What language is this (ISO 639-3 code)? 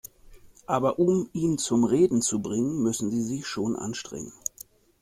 deu